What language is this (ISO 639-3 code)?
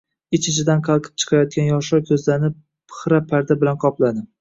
uzb